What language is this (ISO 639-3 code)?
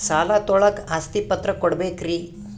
kan